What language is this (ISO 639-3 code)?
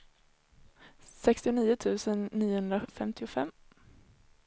swe